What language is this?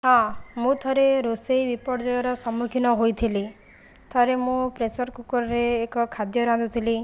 Odia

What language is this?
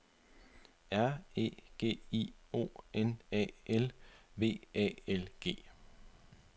Danish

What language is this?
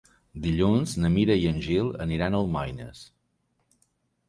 Catalan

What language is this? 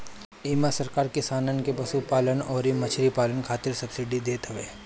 Bhojpuri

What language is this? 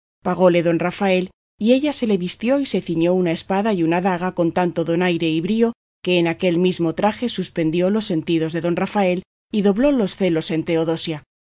Spanish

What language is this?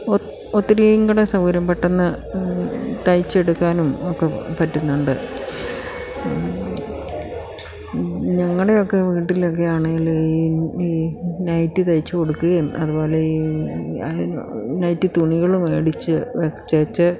Malayalam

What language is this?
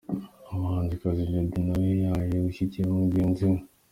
Kinyarwanda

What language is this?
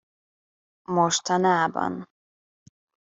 Hungarian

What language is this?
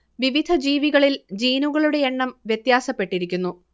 Malayalam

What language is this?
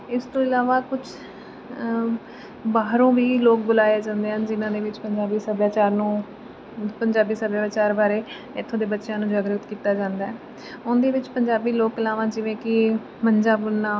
Punjabi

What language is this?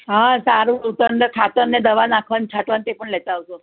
Gujarati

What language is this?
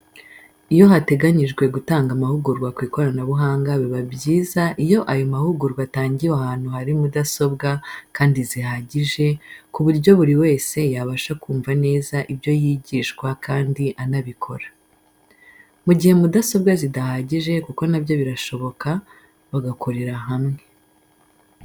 Kinyarwanda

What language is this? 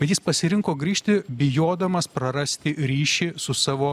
Lithuanian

